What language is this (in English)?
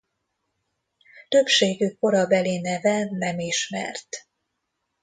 Hungarian